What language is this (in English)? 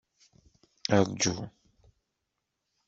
Kabyle